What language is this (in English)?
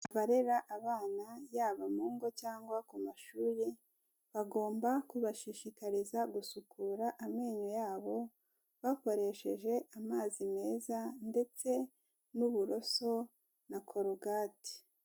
Kinyarwanda